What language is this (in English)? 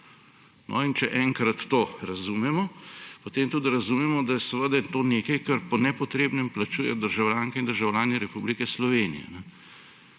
Slovenian